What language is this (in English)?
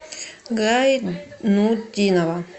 Russian